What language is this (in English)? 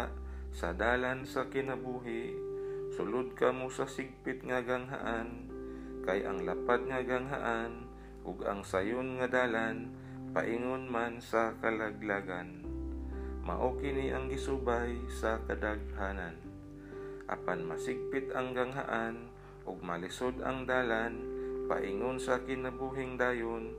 Filipino